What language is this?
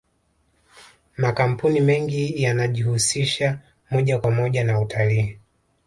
Swahili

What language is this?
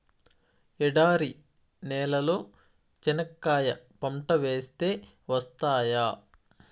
Telugu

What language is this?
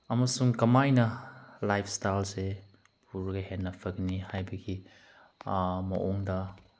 Manipuri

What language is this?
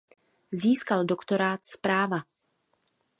Czech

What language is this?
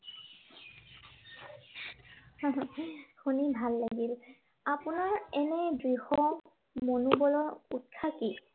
Assamese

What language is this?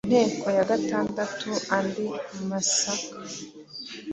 Kinyarwanda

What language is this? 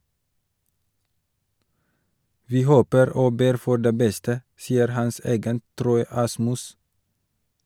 Norwegian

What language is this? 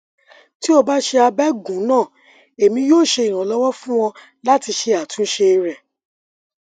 Yoruba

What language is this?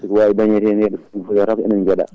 Fula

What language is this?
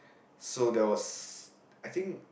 English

